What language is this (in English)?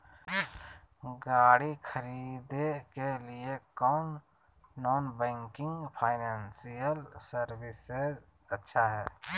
Magahi